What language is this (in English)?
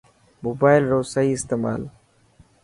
Dhatki